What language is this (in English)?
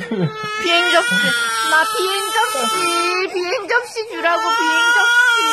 Korean